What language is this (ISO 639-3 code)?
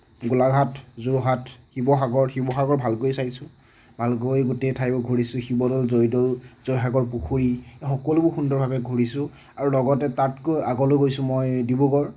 asm